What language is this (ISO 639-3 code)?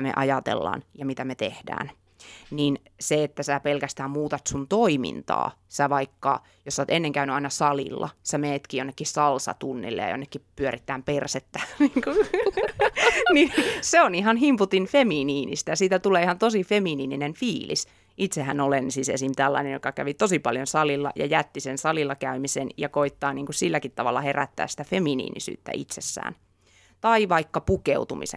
fin